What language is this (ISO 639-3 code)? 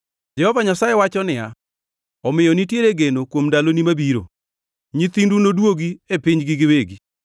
luo